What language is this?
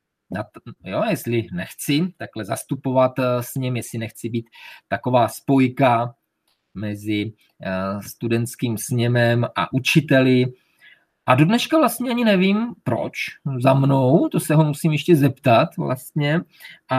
Czech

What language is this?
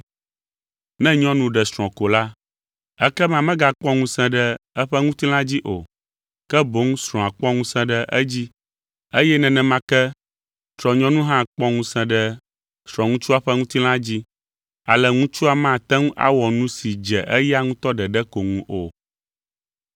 Ewe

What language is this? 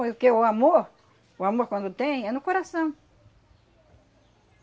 Portuguese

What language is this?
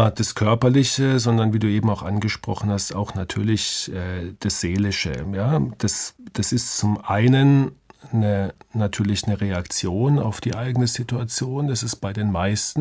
German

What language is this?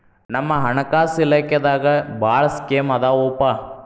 Kannada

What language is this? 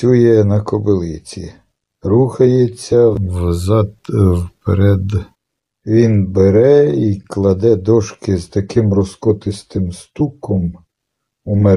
Ukrainian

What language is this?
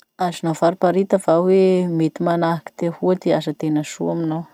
Masikoro Malagasy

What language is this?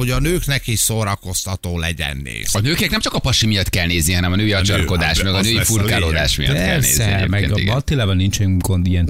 Hungarian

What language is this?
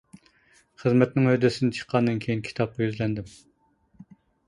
Uyghur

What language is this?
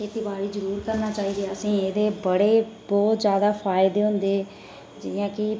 Dogri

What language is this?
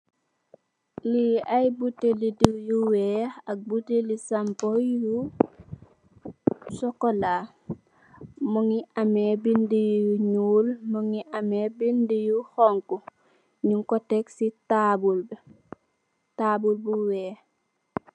Wolof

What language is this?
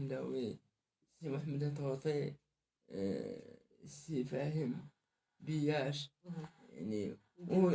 Arabic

